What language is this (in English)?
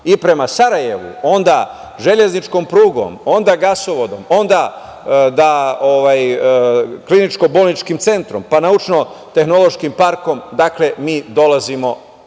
Serbian